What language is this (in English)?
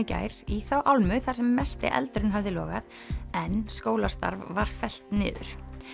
Icelandic